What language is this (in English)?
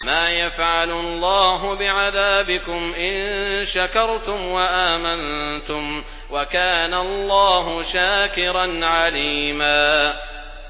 Arabic